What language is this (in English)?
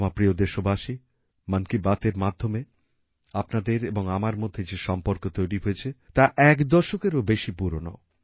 Bangla